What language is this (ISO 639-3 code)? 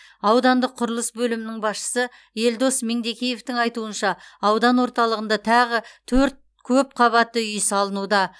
kaz